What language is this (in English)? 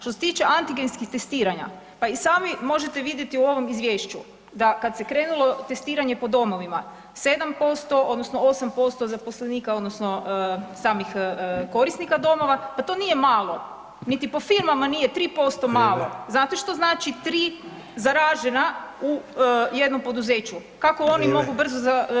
Croatian